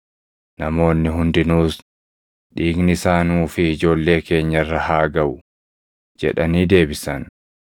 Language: Oromo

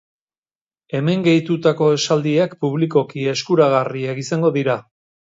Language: Basque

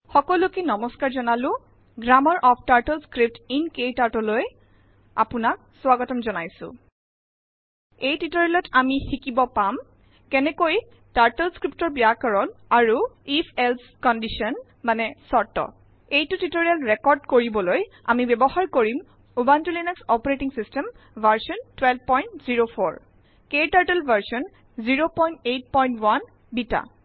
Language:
Assamese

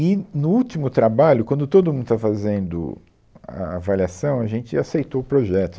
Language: Portuguese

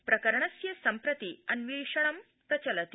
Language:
Sanskrit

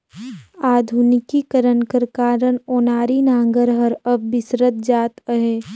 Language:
Chhattisgarhi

